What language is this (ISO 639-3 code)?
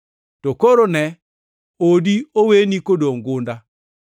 luo